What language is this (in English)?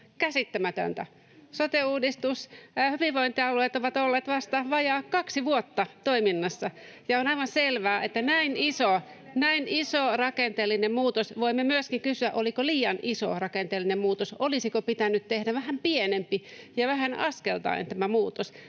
Finnish